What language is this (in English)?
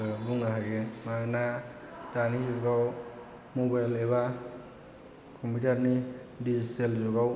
Bodo